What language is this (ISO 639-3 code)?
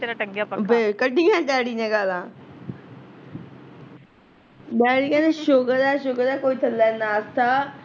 pan